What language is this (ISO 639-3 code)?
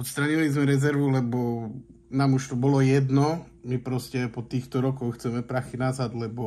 slk